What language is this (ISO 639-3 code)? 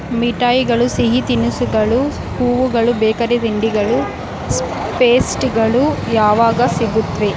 kan